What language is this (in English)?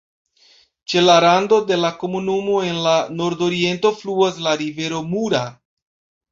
Esperanto